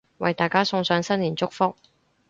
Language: Cantonese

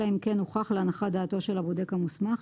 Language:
Hebrew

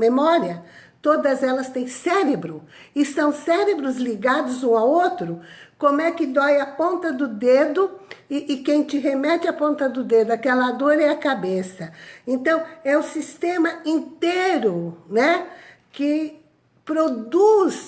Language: Portuguese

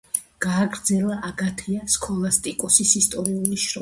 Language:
Georgian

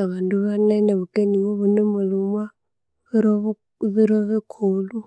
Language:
Konzo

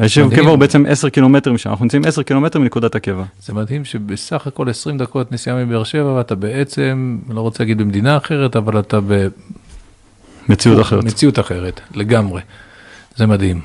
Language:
Hebrew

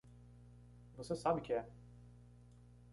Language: Portuguese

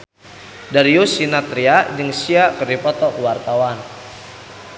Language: Sundanese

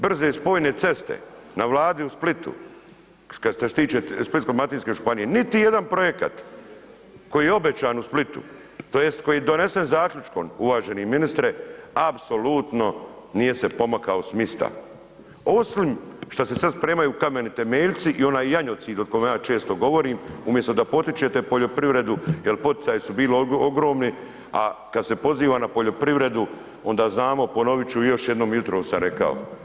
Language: Croatian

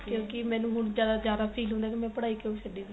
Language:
Punjabi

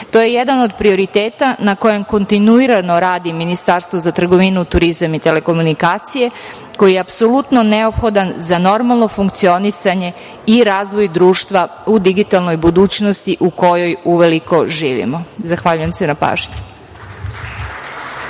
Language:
Serbian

